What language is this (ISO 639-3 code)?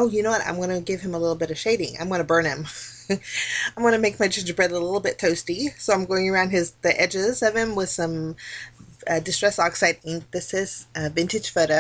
eng